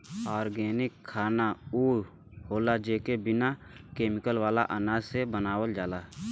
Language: Bhojpuri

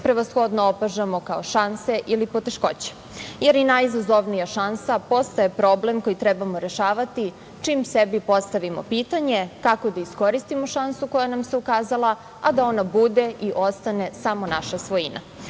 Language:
Serbian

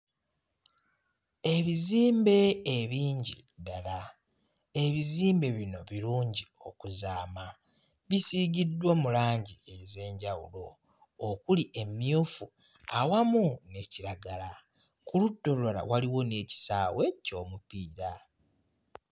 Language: Ganda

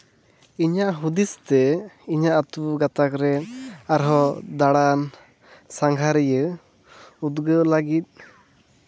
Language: Santali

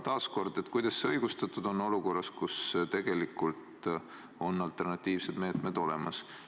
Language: Estonian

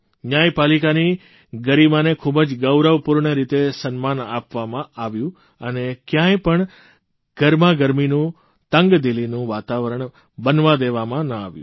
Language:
Gujarati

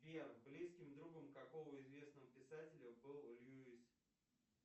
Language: Russian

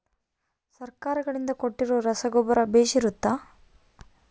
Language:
Kannada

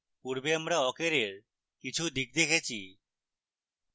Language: Bangla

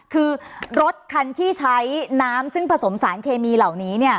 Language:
Thai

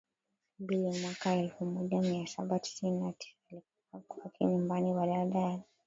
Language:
Swahili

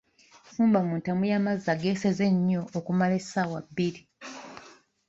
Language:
Ganda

